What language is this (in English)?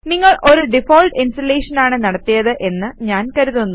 Malayalam